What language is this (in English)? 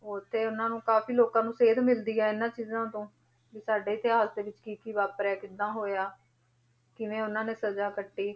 Punjabi